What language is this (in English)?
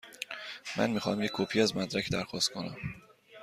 Persian